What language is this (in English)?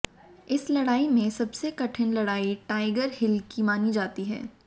Hindi